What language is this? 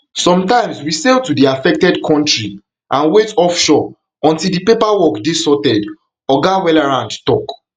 Nigerian Pidgin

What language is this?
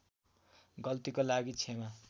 Nepali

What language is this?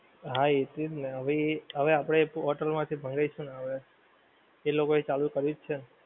Gujarati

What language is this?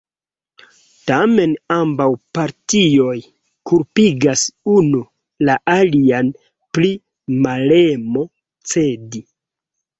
Esperanto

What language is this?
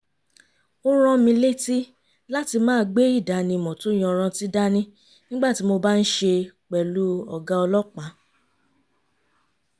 Yoruba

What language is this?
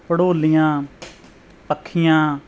Punjabi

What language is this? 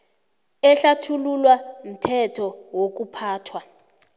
South Ndebele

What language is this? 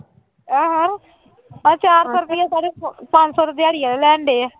Punjabi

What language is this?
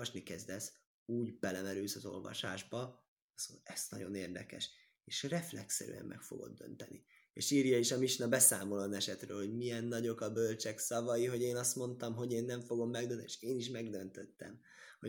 Hungarian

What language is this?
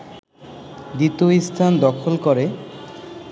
Bangla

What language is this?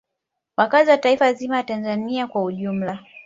Swahili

